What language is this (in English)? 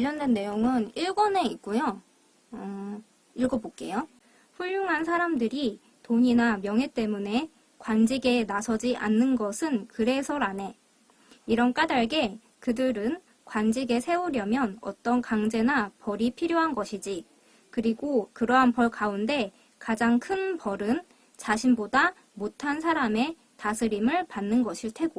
Korean